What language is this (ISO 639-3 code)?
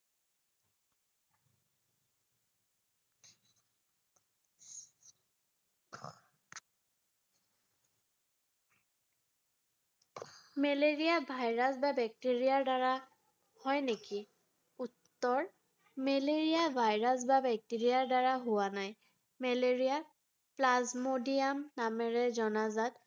asm